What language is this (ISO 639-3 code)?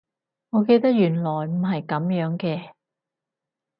yue